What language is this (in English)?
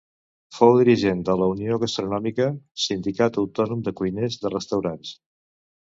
Catalan